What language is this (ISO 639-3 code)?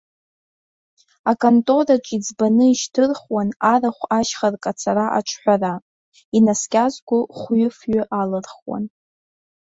abk